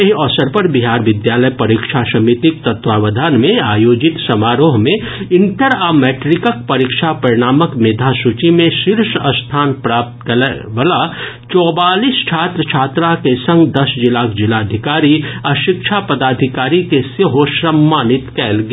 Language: Maithili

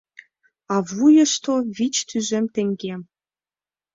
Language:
Mari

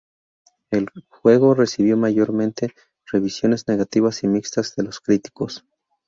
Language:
Spanish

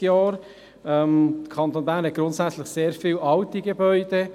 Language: Swiss German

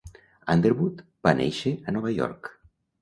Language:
Catalan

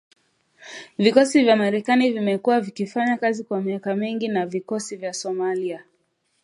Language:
Swahili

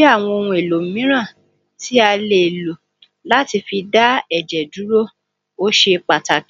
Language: Yoruba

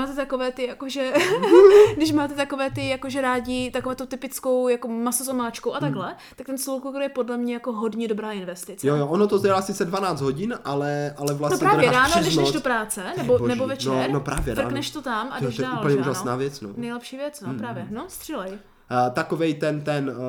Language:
Czech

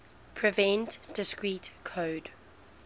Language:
English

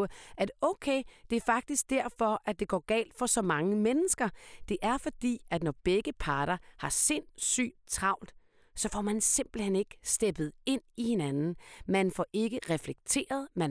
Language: Danish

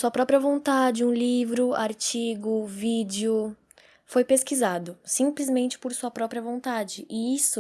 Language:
Portuguese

